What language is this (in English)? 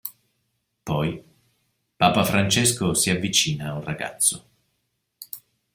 Italian